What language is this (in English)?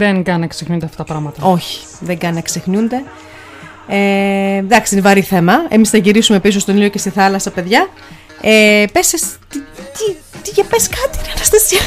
Greek